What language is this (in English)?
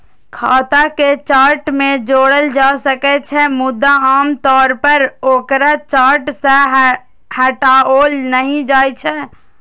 Maithili